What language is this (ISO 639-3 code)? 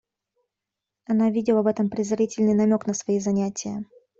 rus